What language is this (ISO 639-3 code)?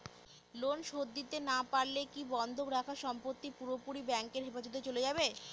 ben